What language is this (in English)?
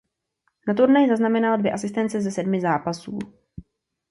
Czech